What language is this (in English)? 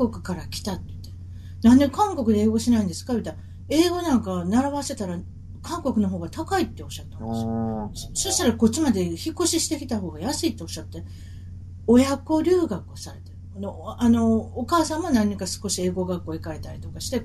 Japanese